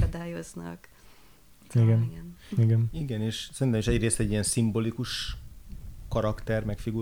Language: Hungarian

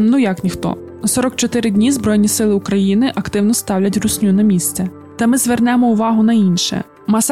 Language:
Ukrainian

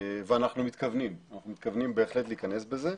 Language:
Hebrew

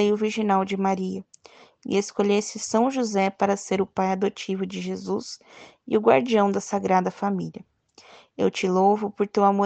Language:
Portuguese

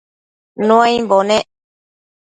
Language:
Matsés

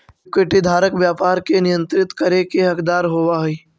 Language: Magahi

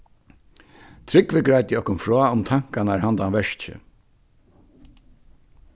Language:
Faroese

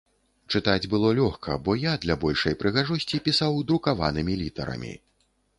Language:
Belarusian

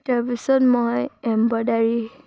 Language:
Assamese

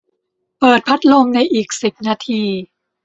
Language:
Thai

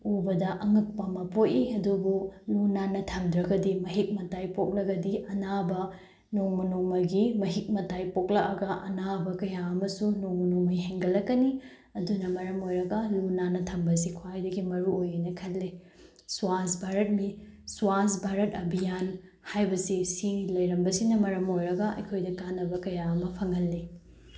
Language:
Manipuri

